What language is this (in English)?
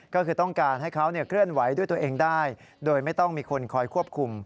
Thai